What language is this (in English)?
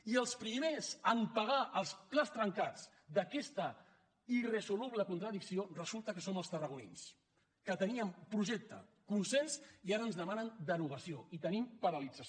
Catalan